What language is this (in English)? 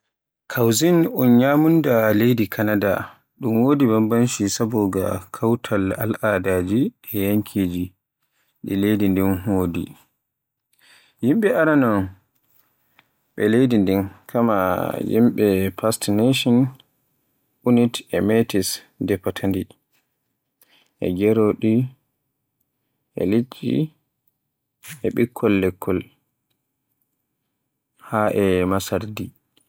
Borgu Fulfulde